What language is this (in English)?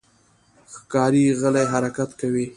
Pashto